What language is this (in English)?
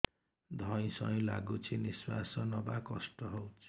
Odia